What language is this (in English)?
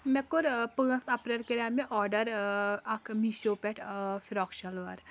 Kashmiri